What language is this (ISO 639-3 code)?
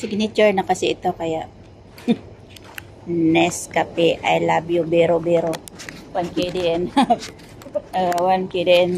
fil